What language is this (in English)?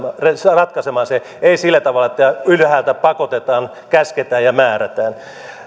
Finnish